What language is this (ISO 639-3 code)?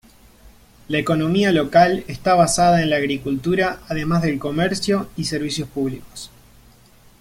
spa